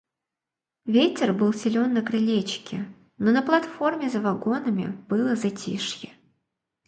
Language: Russian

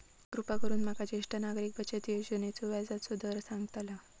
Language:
Marathi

